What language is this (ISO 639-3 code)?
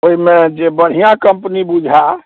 mai